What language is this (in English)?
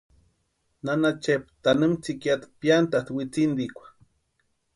Western Highland Purepecha